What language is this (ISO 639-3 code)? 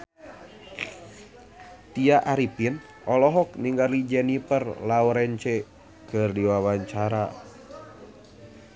sun